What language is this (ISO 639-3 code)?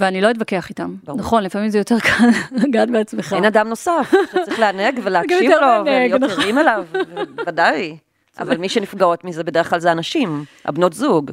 heb